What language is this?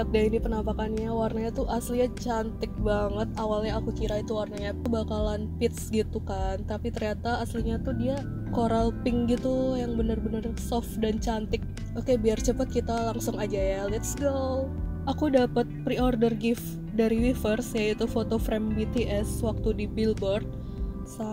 Indonesian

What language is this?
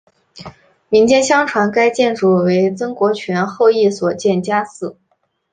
Chinese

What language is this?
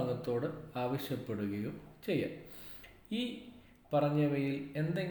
Malayalam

